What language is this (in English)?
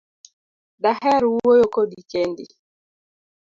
Luo (Kenya and Tanzania)